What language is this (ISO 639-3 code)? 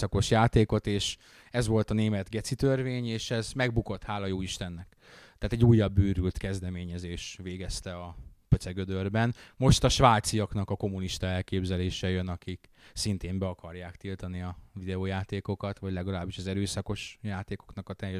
hun